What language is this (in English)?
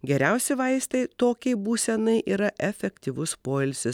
Lithuanian